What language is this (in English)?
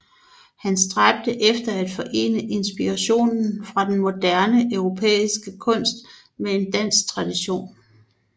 Danish